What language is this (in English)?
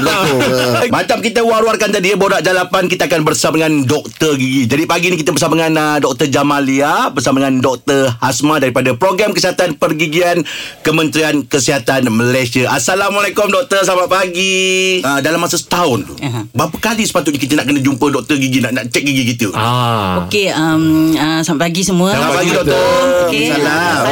Malay